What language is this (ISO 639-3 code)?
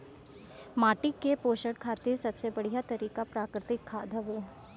bho